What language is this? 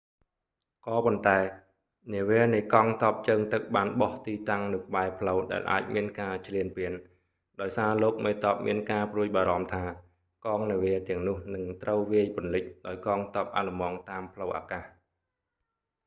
Khmer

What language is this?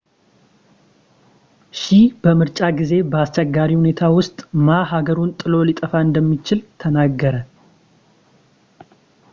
Amharic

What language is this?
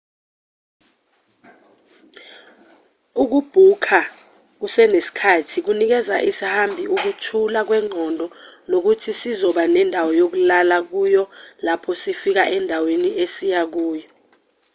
Zulu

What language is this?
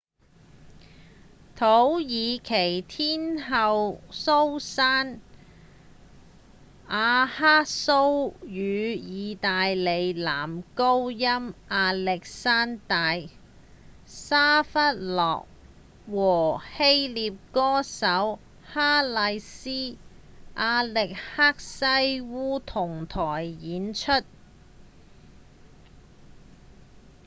Cantonese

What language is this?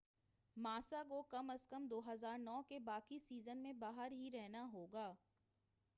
Urdu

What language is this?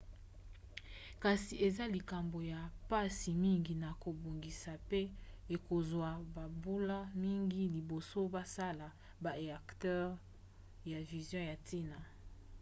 Lingala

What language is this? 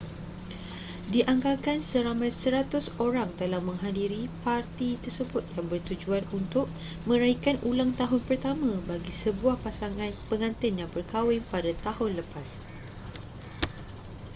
Malay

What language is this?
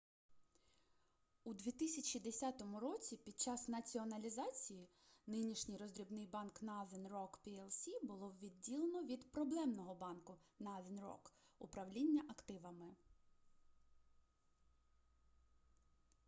Ukrainian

